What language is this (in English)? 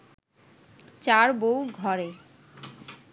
Bangla